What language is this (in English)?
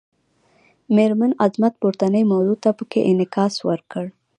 Pashto